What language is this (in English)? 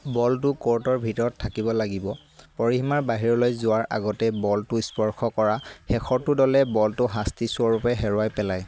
Assamese